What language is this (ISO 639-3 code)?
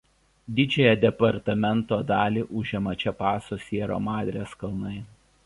lit